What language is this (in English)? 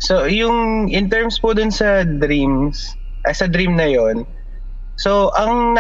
Filipino